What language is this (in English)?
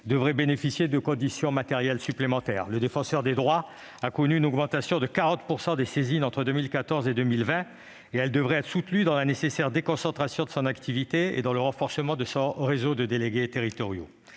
French